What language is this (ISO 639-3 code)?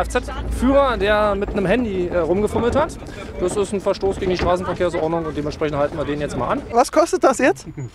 deu